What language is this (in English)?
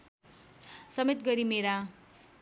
Nepali